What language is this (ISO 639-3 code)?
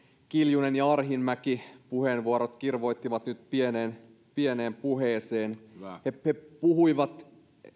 fin